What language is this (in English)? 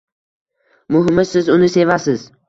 Uzbek